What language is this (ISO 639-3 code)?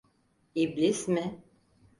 tur